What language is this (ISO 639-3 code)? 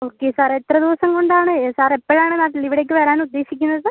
mal